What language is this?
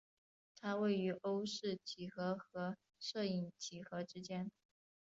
Chinese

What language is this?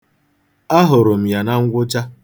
Igbo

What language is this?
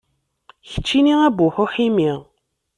Kabyle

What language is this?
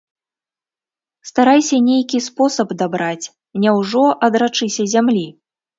Belarusian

